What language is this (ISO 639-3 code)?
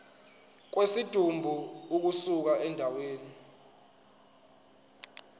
zul